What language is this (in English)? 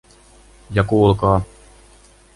Finnish